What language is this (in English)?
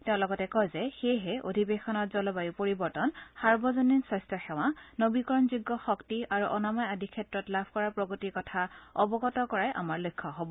Assamese